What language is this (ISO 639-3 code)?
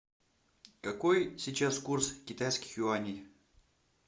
rus